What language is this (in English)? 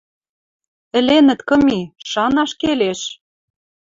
Western Mari